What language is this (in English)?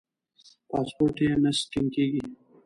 Pashto